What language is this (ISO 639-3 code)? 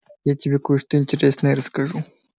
rus